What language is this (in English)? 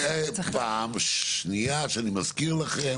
Hebrew